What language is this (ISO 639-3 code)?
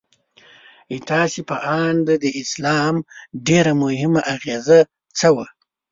pus